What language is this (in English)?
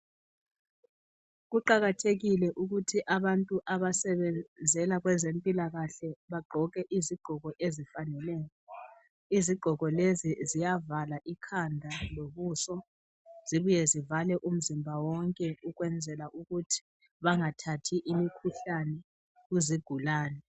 North Ndebele